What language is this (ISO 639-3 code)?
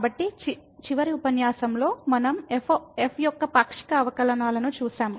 tel